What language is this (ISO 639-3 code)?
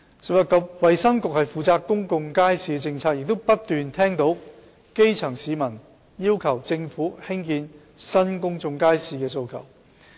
yue